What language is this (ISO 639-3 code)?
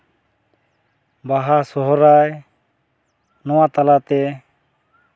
sat